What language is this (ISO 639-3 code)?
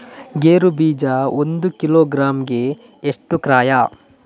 kan